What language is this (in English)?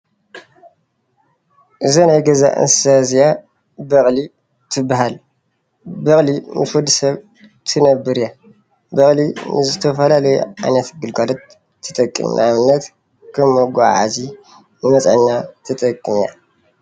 Tigrinya